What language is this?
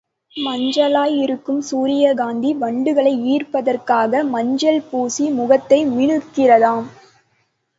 Tamil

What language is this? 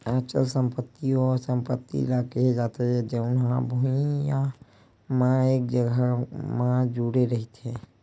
Chhattisgarhi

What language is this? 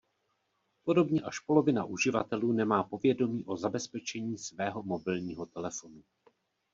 Czech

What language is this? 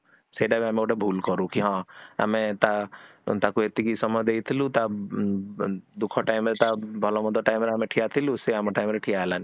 Odia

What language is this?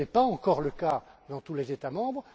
French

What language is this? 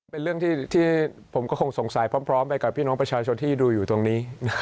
Thai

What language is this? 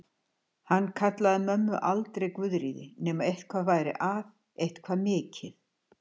Icelandic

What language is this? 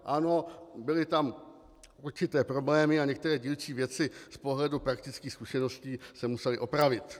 Czech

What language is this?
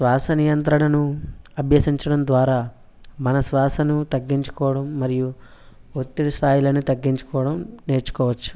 Telugu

